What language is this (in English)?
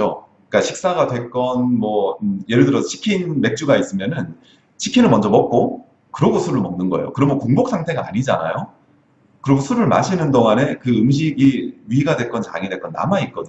Korean